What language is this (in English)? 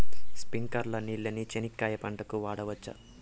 Telugu